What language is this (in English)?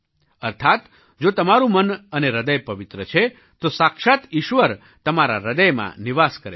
Gujarati